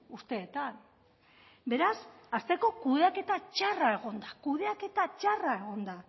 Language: Basque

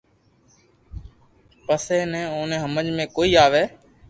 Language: Loarki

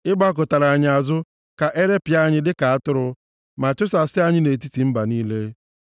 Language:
Igbo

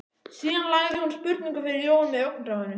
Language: Icelandic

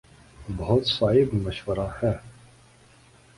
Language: Urdu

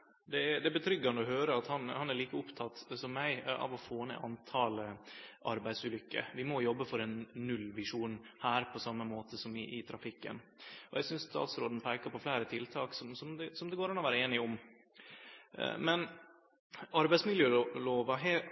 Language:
Norwegian Nynorsk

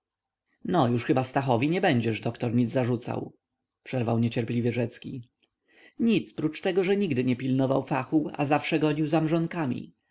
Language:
Polish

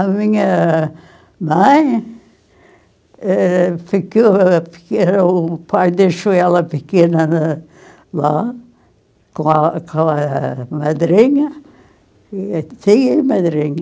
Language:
Portuguese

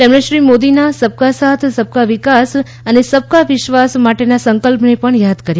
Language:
Gujarati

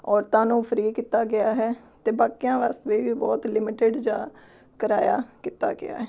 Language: Punjabi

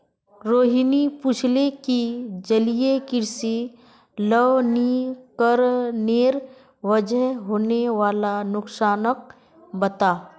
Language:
Magahi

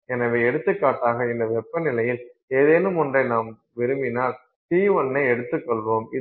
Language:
Tamil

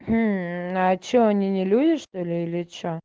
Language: Russian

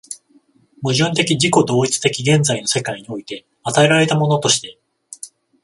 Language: Japanese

